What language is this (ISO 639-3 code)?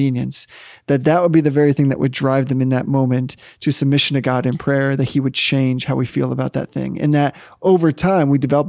eng